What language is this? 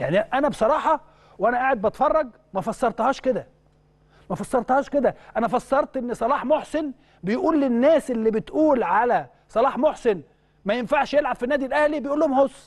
Arabic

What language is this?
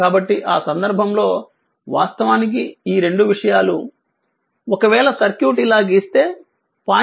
Telugu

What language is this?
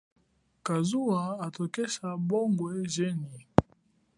Chokwe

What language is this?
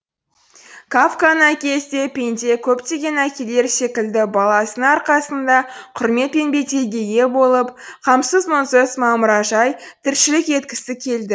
Kazakh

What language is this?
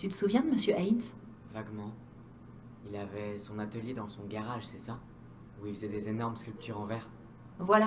French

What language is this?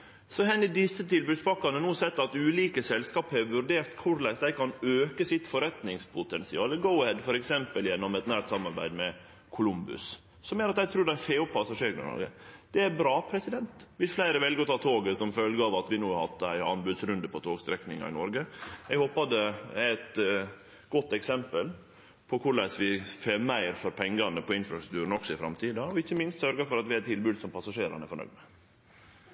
Norwegian Nynorsk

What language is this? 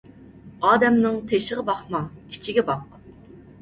Uyghur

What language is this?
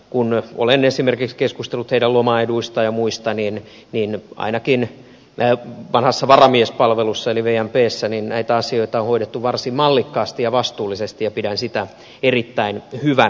Finnish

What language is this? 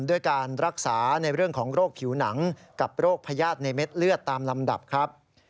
Thai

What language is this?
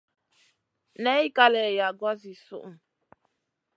Masana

